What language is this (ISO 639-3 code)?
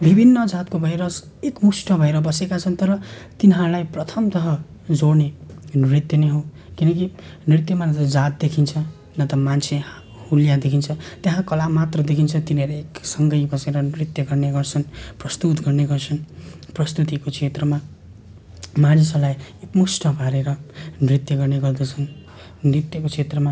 nep